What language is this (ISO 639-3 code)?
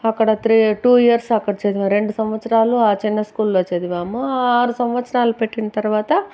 tel